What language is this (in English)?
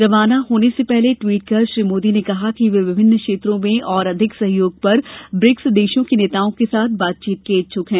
Hindi